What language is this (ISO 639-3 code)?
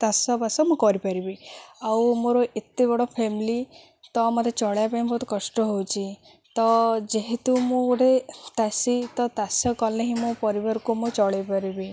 ori